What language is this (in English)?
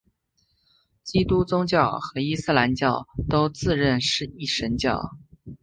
Chinese